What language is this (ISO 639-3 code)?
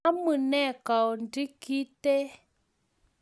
kln